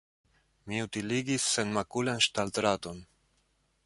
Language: Esperanto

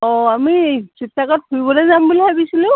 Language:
Assamese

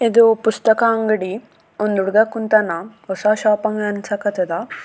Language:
Kannada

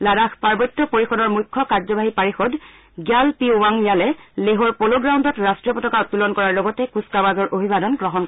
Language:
Assamese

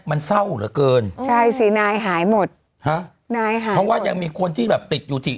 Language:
Thai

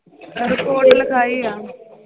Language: Punjabi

